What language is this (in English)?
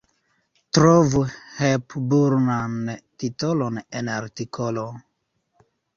Esperanto